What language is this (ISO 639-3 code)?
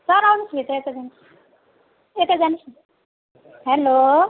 nep